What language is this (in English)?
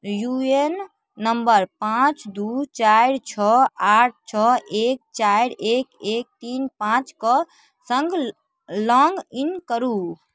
Maithili